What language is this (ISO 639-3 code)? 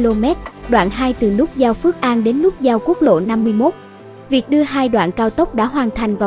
vie